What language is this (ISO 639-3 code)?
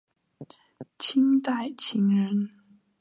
zho